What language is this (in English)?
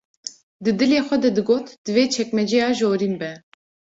Kurdish